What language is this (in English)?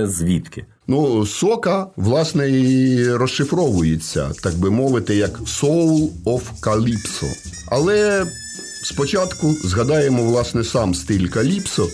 Ukrainian